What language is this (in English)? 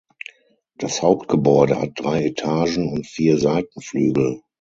German